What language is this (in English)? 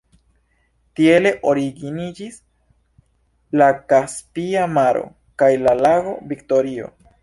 Esperanto